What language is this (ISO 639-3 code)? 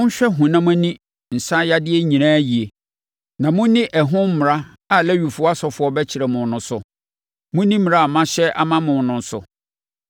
aka